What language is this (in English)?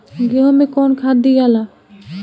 Bhojpuri